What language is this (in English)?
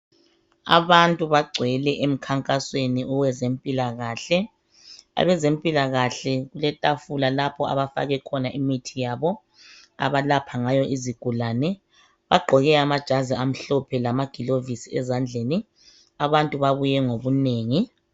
North Ndebele